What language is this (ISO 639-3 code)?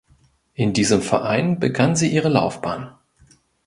deu